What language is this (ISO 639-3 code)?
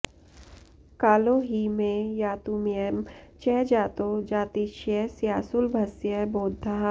san